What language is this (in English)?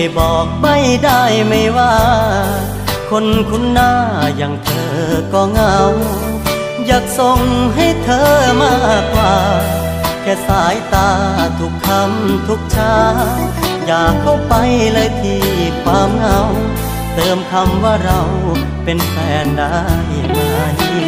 Thai